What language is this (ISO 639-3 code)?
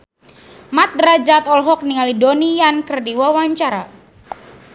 sun